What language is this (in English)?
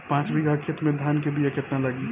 Bhojpuri